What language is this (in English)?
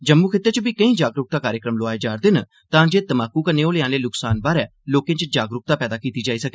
Dogri